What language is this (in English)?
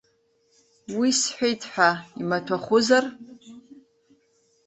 Abkhazian